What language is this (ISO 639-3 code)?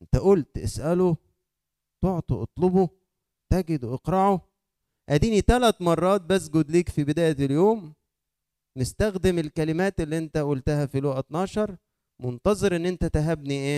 ara